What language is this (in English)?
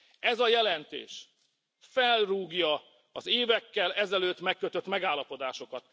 Hungarian